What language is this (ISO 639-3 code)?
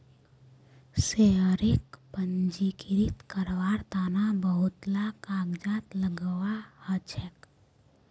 mag